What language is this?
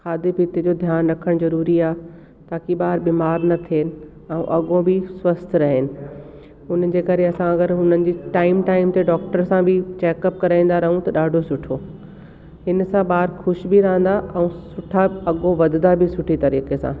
Sindhi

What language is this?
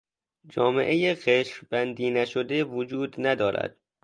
Persian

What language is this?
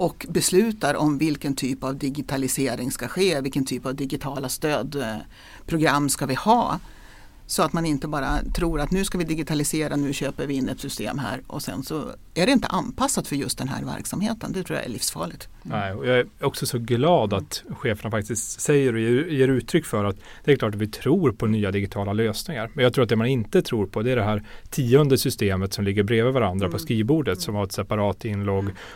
Swedish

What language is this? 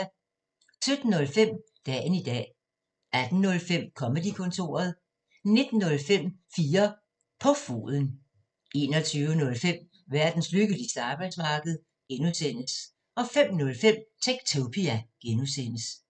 Danish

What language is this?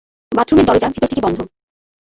Bangla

